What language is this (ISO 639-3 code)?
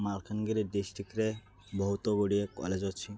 ori